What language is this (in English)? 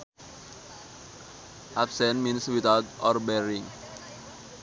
Sundanese